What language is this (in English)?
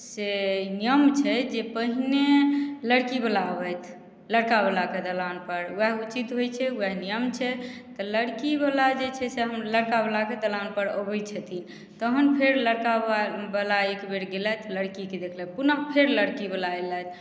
Maithili